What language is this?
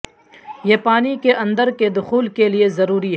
Urdu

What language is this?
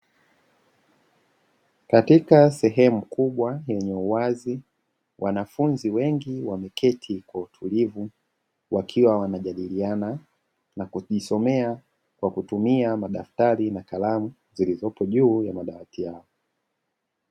Swahili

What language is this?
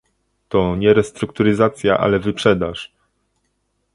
Polish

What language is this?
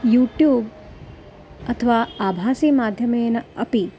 Sanskrit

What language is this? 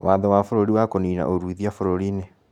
Kikuyu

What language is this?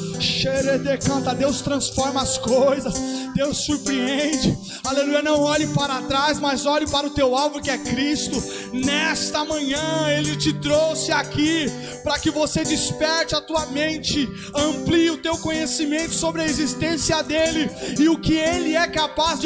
Portuguese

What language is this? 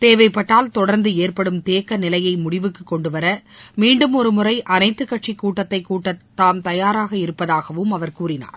Tamil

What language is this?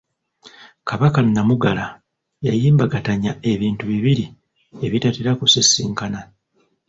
Ganda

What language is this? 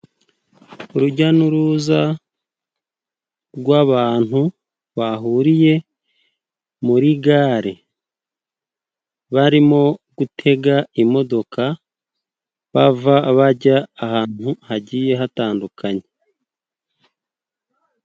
Kinyarwanda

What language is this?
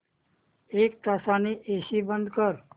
Marathi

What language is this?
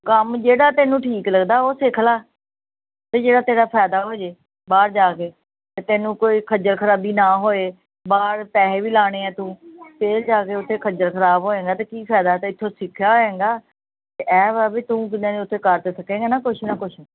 Punjabi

